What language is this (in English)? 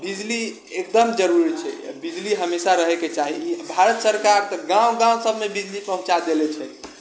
Maithili